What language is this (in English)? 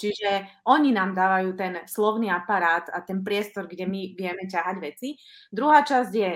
Slovak